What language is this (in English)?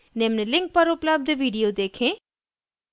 Hindi